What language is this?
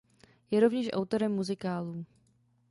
Czech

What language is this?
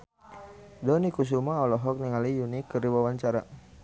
Sundanese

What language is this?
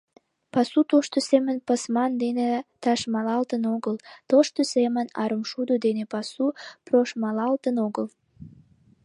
Mari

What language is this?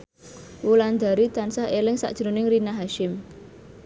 Javanese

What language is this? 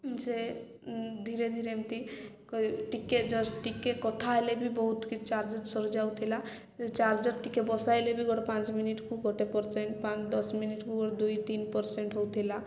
Odia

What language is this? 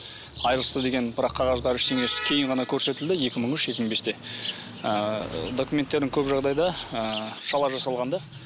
Kazakh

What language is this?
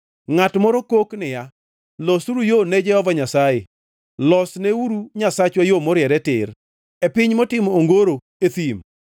Luo (Kenya and Tanzania)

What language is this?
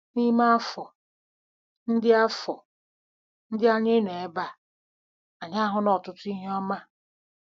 Igbo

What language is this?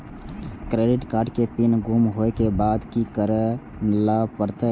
Maithili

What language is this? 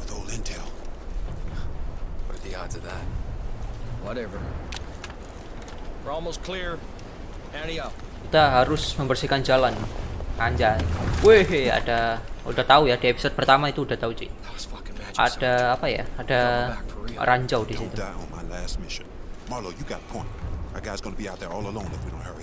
Indonesian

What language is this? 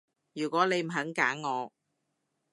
Cantonese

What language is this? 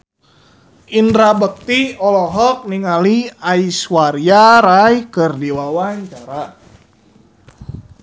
Sundanese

